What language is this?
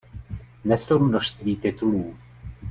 Czech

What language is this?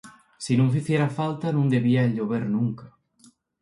Asturian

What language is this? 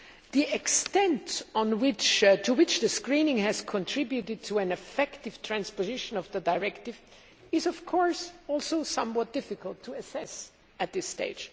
English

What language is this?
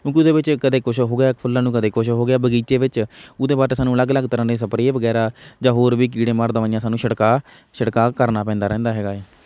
Punjabi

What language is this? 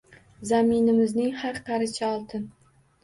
Uzbek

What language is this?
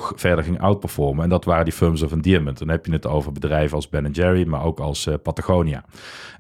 Dutch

